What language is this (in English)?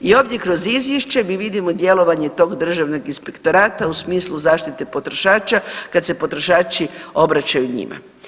Croatian